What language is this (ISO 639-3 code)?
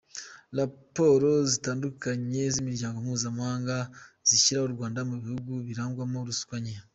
kin